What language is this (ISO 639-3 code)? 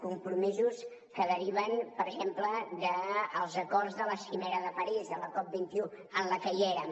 cat